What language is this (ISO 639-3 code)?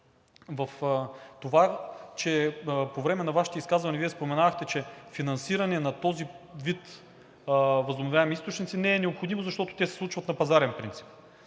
bul